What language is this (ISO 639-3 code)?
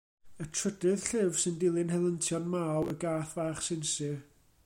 cym